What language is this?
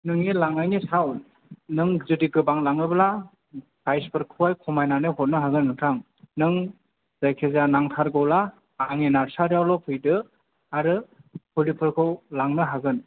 Bodo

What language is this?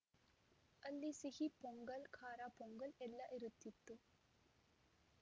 Kannada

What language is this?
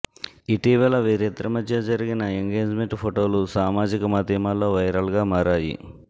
Telugu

